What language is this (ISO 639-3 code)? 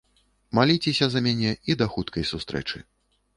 bel